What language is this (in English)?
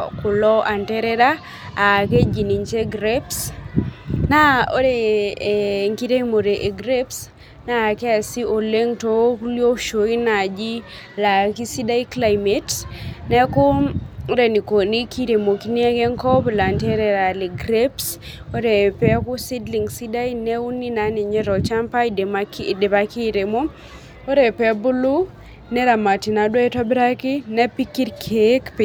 Masai